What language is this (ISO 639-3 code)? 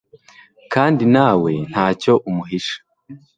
kin